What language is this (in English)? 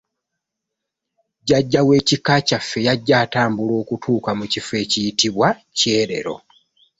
Ganda